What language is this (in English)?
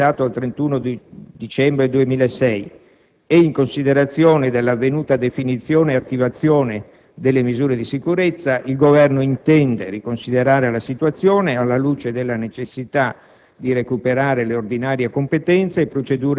Italian